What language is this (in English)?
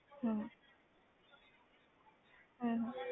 Punjabi